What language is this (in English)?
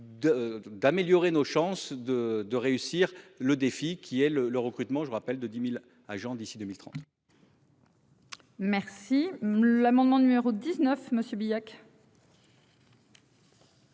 French